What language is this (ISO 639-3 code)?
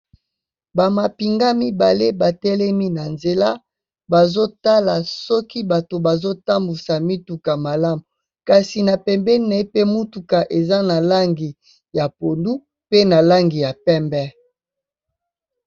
lin